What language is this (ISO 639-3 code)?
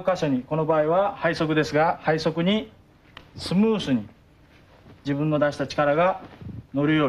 rus